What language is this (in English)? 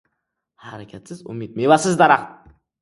Uzbek